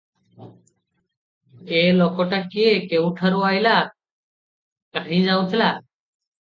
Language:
Odia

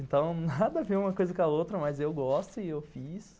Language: Portuguese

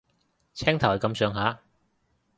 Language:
Cantonese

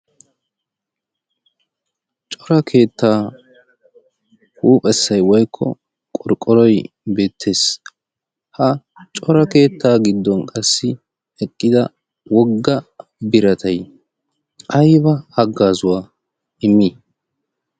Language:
Wolaytta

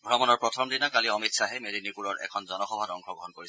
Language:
Assamese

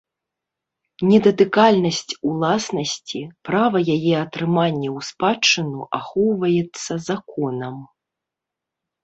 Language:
Belarusian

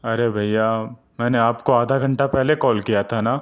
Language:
Urdu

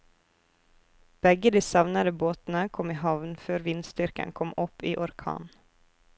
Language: Norwegian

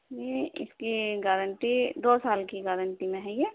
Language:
Urdu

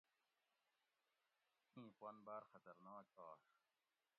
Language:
Gawri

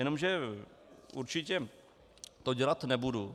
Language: Czech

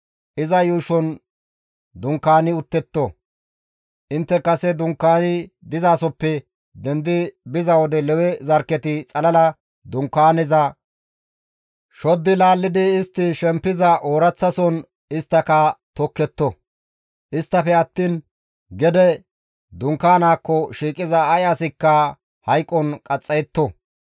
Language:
Gamo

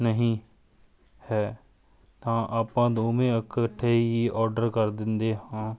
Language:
Punjabi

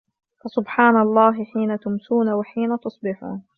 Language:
Arabic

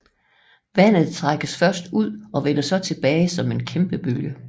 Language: Danish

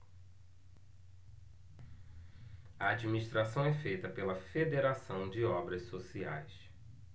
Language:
Portuguese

